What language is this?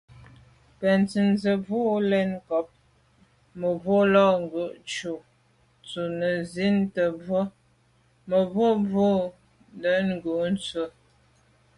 Medumba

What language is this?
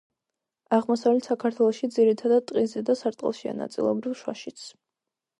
Georgian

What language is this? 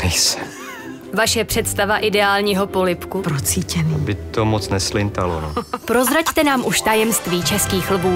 Czech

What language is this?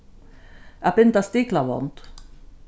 Faroese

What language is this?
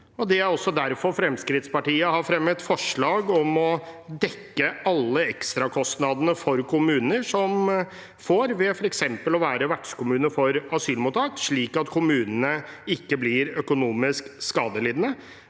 Norwegian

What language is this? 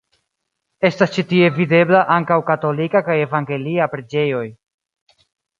Esperanto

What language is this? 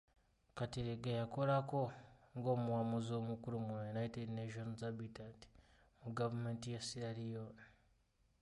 Ganda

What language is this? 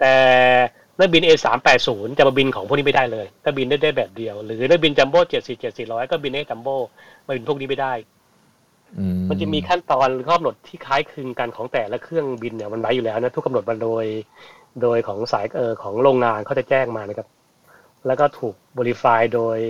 Thai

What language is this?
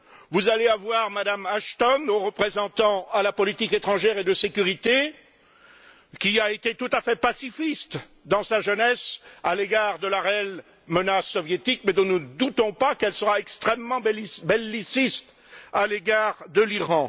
French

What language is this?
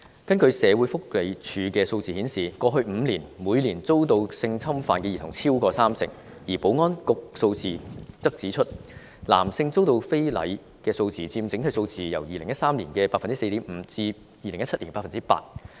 Cantonese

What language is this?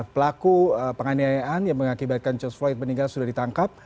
Indonesian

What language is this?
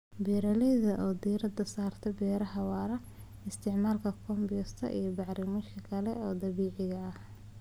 Somali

